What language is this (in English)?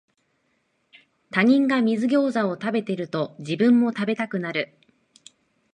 Japanese